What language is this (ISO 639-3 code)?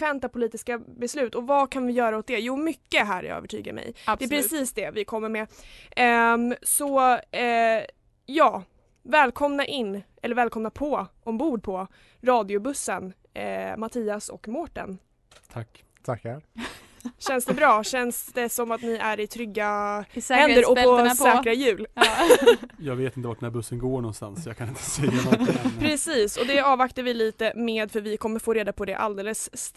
swe